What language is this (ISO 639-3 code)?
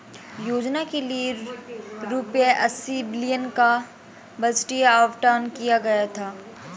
hin